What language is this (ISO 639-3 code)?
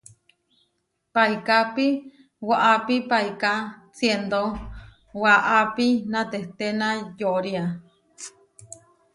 var